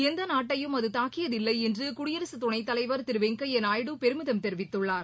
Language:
Tamil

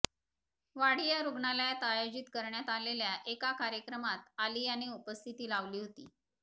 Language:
Marathi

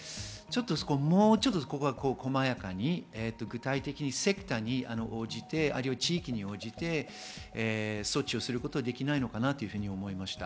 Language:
Japanese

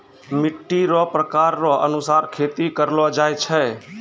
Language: Maithili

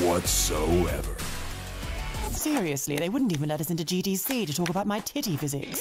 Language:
Polish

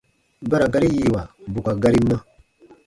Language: Baatonum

